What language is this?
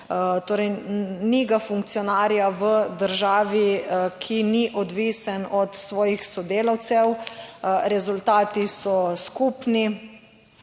Slovenian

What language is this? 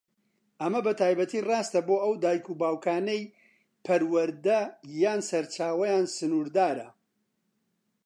Central Kurdish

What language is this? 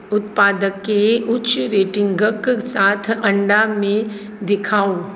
Maithili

